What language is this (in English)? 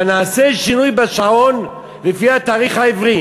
Hebrew